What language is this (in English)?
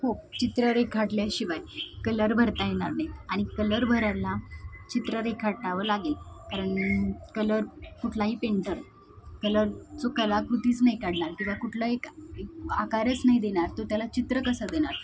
Marathi